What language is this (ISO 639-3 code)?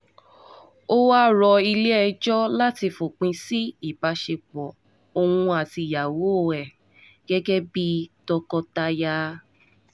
yor